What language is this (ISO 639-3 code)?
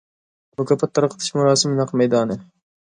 uig